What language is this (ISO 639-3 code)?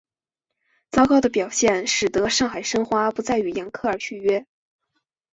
zho